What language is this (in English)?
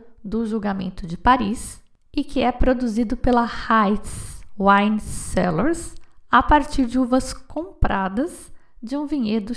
Portuguese